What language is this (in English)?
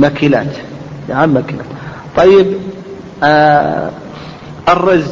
Arabic